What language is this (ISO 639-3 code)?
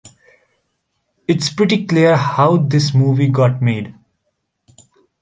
eng